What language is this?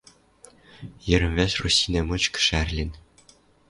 Western Mari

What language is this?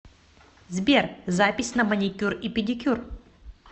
Russian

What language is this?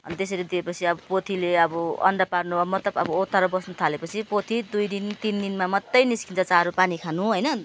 Nepali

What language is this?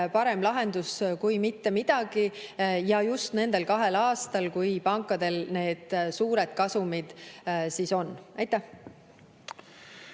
Estonian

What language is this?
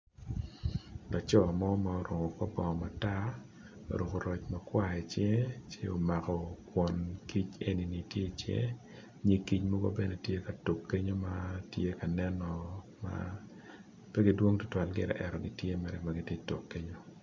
Acoli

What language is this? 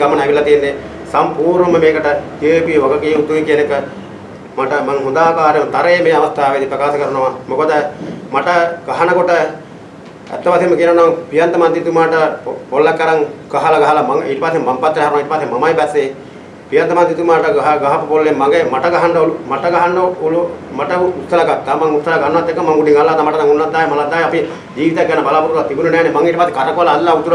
Sinhala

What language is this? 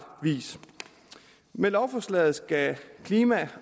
Danish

